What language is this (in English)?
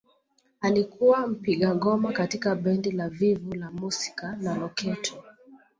Swahili